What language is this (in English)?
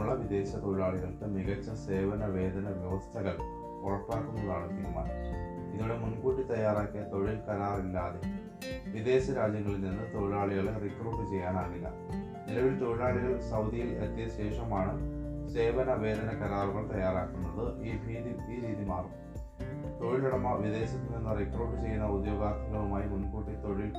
Malayalam